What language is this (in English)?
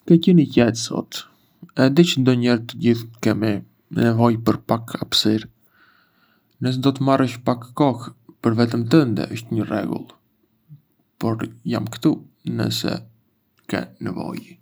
Arbëreshë Albanian